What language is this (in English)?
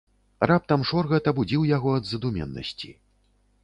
Belarusian